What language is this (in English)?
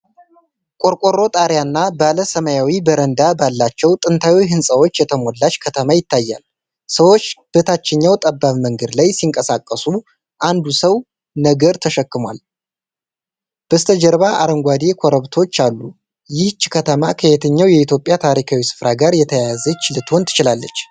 Amharic